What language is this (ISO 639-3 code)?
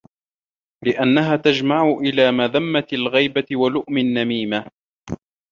ara